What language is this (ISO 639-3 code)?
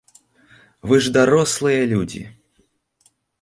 bel